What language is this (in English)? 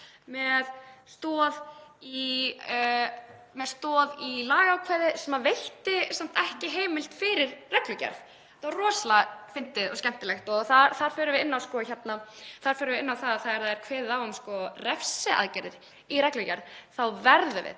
Icelandic